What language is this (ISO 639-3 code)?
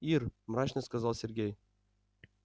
rus